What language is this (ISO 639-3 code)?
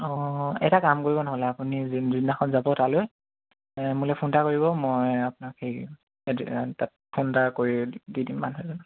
asm